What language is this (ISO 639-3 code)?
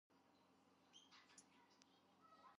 kat